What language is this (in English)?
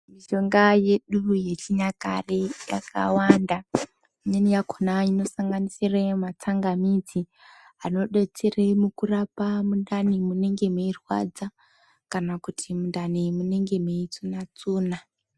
Ndau